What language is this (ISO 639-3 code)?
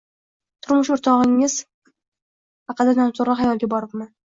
uzb